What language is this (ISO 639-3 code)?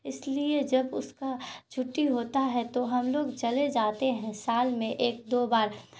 urd